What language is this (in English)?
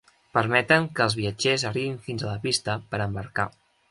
Catalan